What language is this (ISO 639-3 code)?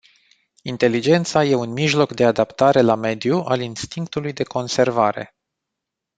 ron